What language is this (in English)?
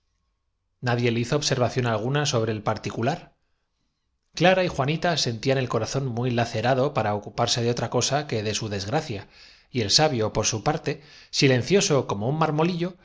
Spanish